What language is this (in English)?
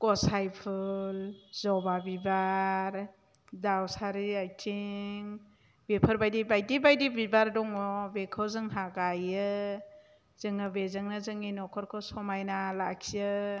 Bodo